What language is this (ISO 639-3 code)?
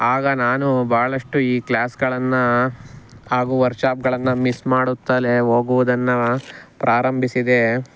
kan